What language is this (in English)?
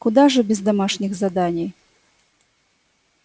Russian